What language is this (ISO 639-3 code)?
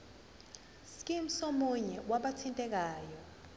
zul